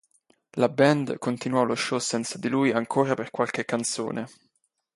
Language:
Italian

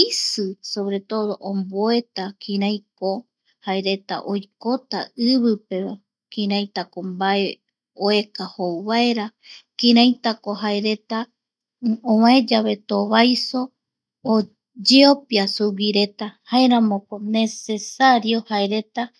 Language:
Eastern Bolivian Guaraní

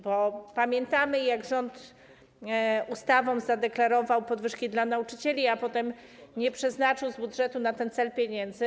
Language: Polish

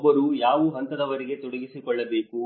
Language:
Kannada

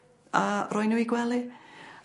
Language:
Welsh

